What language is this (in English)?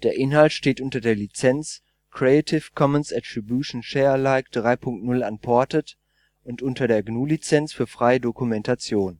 German